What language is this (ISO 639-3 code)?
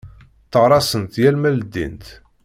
kab